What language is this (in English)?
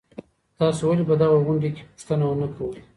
Pashto